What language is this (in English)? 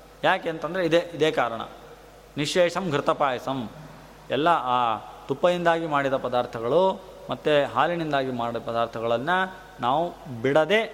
Kannada